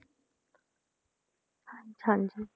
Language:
Punjabi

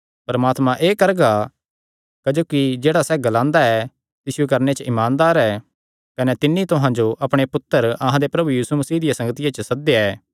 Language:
Kangri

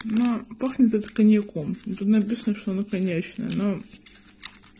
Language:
Russian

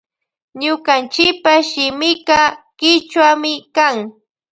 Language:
Loja Highland Quichua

